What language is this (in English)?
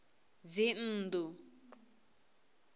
Venda